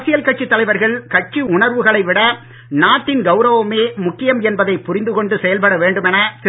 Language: Tamil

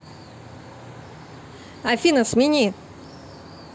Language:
Russian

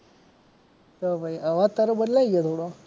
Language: Gujarati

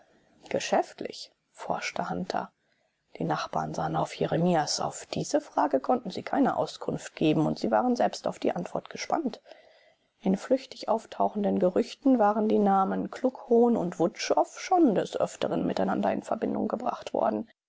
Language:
German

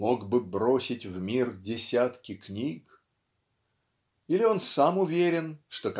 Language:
Russian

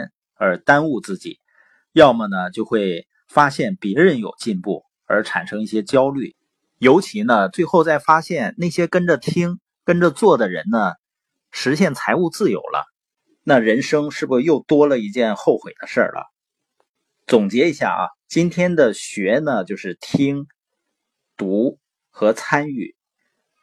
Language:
Chinese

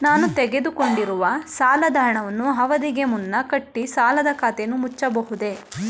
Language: Kannada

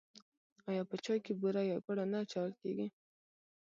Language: Pashto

